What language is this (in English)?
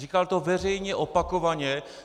Czech